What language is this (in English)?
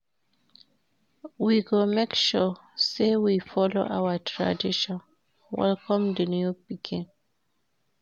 Nigerian Pidgin